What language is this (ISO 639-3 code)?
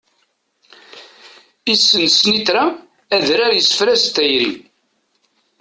kab